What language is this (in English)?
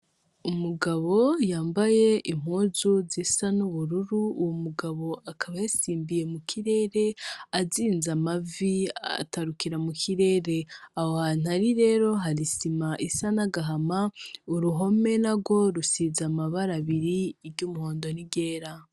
Rundi